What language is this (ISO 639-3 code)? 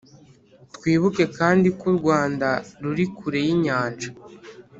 kin